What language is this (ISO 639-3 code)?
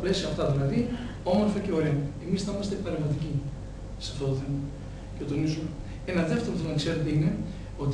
ell